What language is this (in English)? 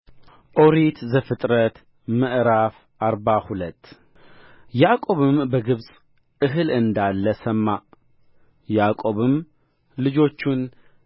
Amharic